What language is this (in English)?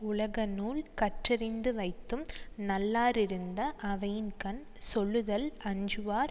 Tamil